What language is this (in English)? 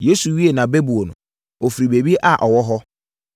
Akan